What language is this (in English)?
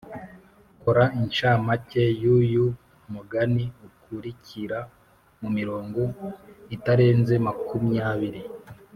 Kinyarwanda